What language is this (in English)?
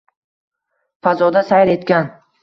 Uzbek